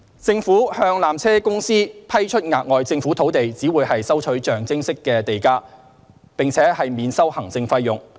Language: Cantonese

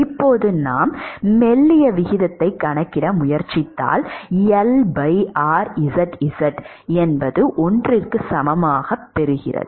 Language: Tamil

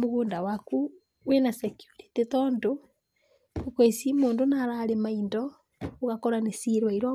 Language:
Kikuyu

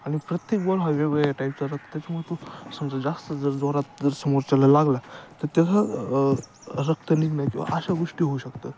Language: Marathi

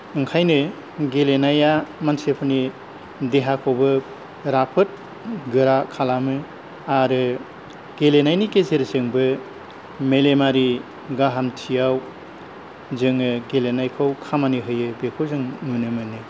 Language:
Bodo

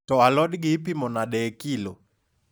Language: Luo (Kenya and Tanzania)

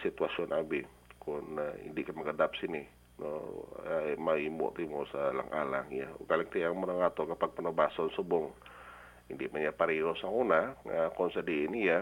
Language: Filipino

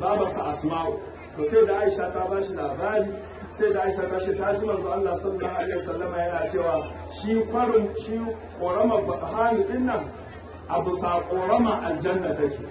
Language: Arabic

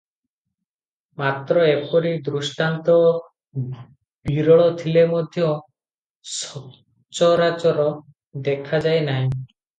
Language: Odia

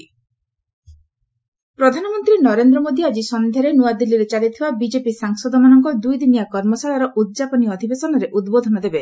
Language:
Odia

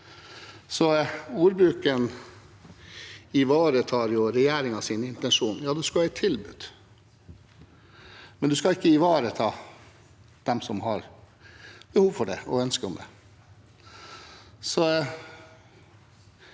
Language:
Norwegian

